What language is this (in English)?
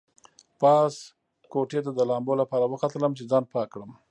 Pashto